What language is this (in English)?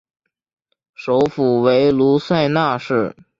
Chinese